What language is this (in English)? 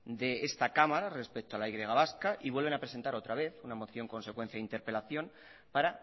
Spanish